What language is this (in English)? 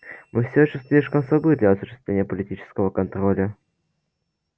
Russian